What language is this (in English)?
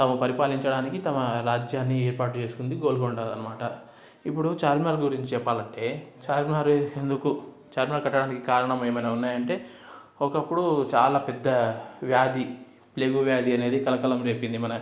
Telugu